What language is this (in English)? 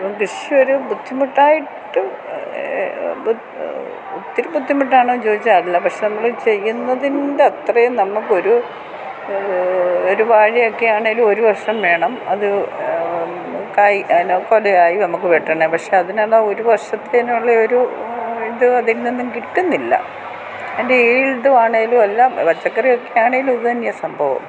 Malayalam